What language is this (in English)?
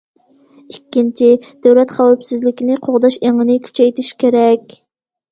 Uyghur